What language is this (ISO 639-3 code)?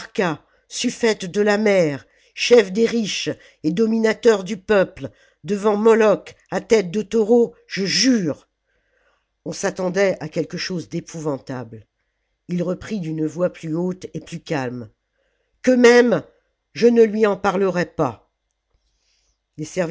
fra